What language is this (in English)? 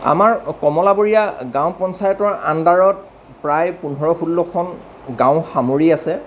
Assamese